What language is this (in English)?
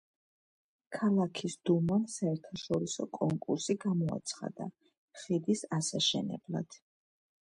Georgian